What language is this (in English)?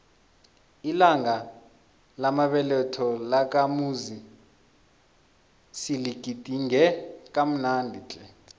South Ndebele